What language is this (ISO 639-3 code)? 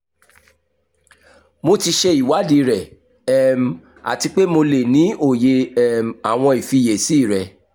yor